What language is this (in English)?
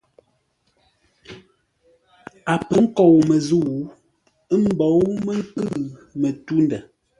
Ngombale